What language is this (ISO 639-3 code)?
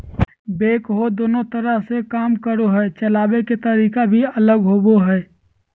mag